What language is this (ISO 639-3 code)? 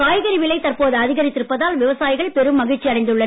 tam